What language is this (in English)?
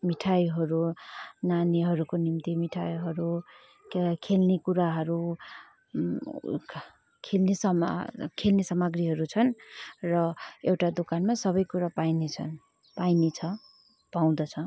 Nepali